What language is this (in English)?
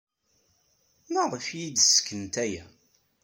Kabyle